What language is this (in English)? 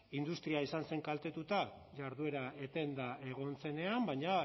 Basque